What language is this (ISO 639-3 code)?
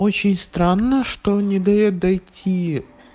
rus